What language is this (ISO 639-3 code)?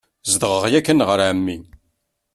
kab